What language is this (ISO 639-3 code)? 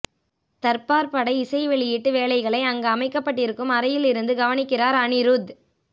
tam